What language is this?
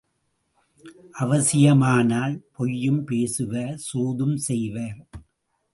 Tamil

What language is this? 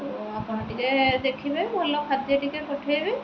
Odia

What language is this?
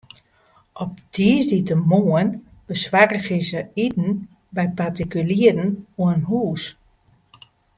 Western Frisian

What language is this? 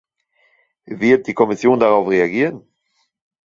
German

